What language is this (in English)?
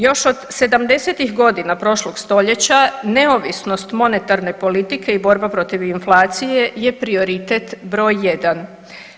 Croatian